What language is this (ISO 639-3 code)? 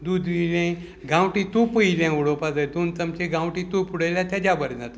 kok